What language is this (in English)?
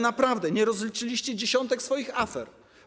Polish